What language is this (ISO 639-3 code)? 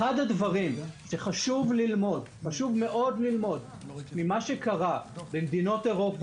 heb